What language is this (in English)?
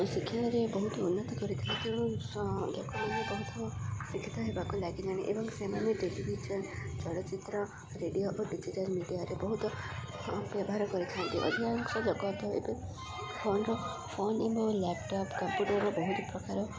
Odia